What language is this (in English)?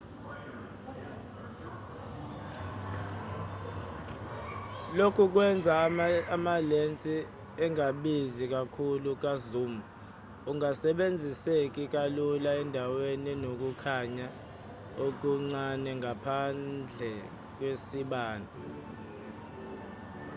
Zulu